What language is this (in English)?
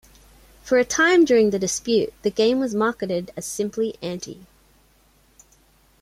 English